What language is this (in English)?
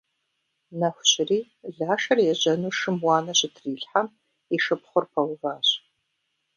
Kabardian